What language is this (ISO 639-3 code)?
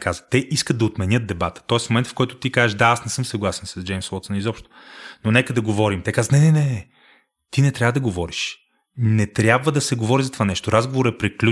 bul